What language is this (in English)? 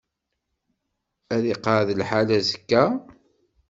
Kabyle